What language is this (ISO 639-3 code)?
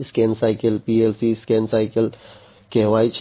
guj